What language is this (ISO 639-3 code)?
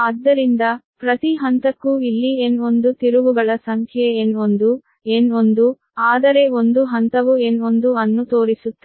kan